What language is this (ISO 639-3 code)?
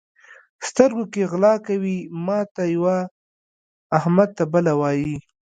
pus